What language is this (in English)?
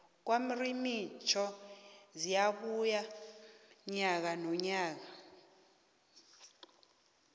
South Ndebele